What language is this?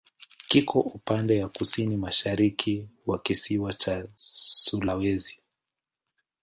Swahili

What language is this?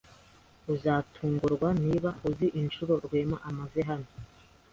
Kinyarwanda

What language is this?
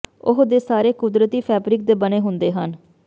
Punjabi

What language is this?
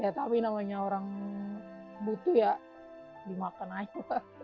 Indonesian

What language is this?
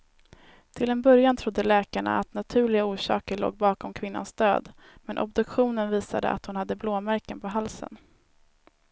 Swedish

